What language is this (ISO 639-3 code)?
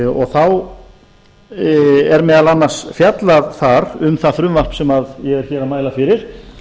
isl